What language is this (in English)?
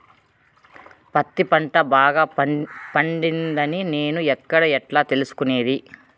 Telugu